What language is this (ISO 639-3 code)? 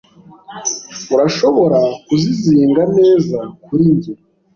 kin